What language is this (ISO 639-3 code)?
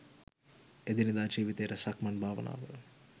sin